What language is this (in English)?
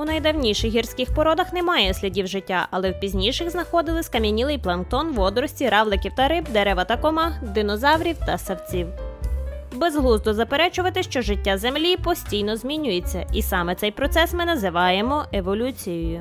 Ukrainian